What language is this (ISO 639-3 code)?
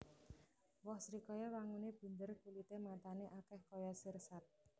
jav